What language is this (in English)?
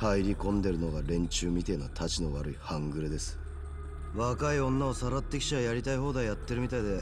Japanese